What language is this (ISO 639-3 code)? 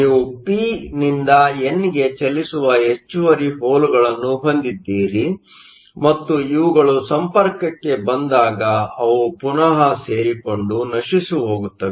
kan